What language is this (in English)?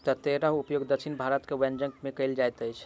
Maithili